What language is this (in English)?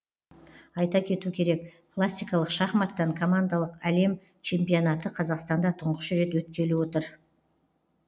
Kazakh